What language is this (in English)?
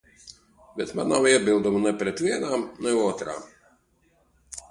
Latvian